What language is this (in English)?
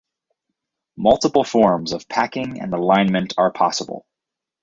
English